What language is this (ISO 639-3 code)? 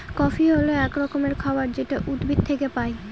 ben